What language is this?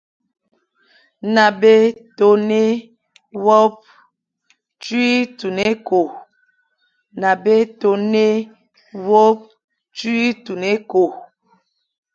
Fang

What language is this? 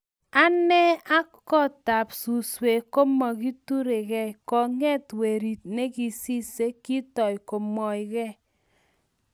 Kalenjin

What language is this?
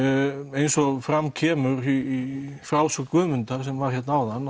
Icelandic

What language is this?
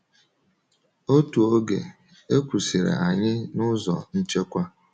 Igbo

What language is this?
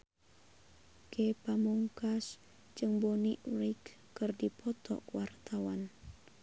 Sundanese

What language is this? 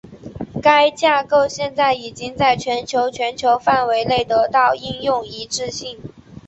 Chinese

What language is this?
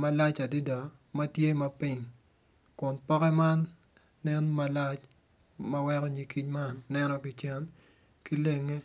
Acoli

